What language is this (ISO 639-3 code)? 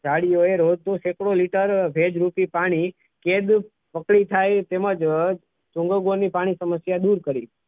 guj